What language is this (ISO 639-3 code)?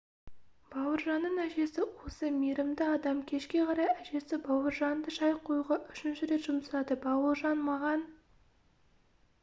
kaz